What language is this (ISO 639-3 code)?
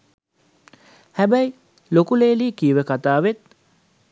sin